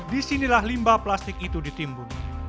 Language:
Indonesian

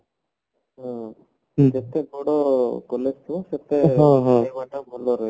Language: Odia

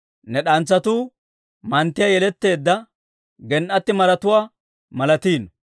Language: Dawro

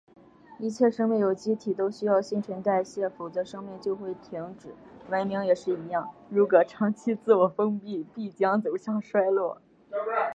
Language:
Chinese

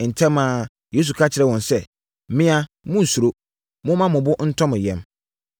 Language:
Akan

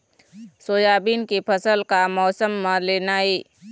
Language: Chhattisgarhi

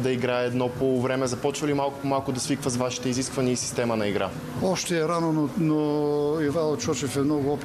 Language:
Bulgarian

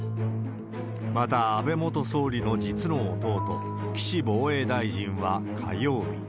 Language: Japanese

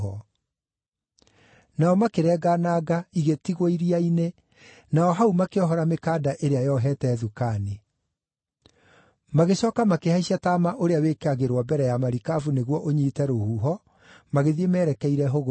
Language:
Kikuyu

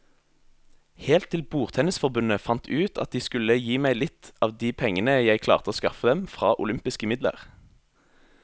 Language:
Norwegian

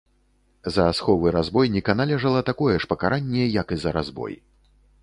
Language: Belarusian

